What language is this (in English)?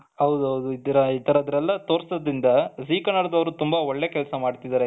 Kannada